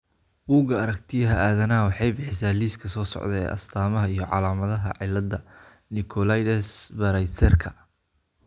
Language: Somali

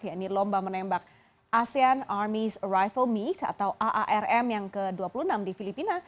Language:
Indonesian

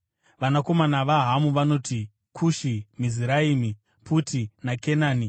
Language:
Shona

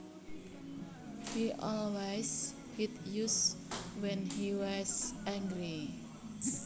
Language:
Javanese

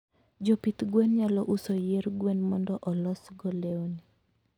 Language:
Luo (Kenya and Tanzania)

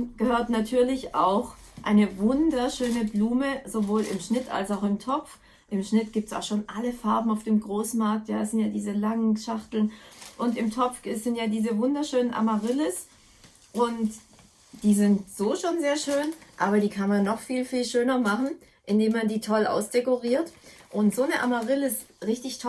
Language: German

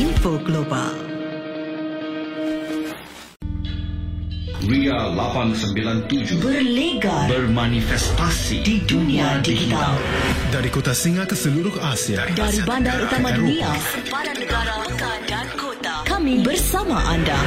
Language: Malay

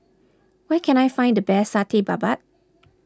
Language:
English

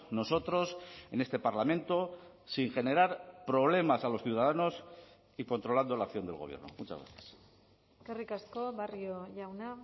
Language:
Spanish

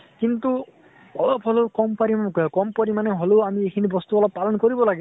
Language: Assamese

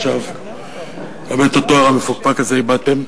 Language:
Hebrew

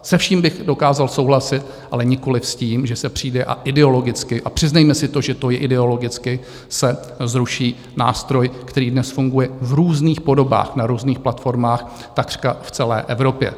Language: Czech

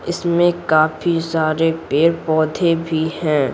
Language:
Hindi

